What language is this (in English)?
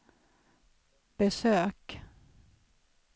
Swedish